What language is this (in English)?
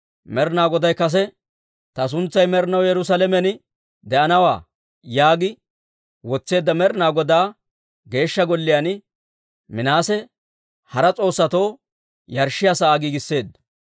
Dawro